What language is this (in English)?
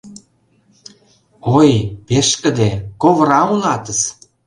Mari